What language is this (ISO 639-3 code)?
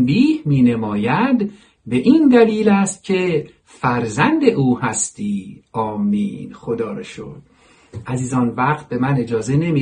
fas